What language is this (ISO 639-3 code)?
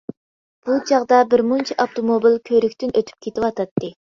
uig